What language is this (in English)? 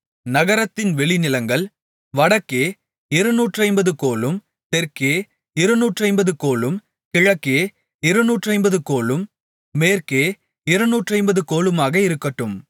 Tamil